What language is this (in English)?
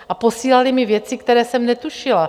Czech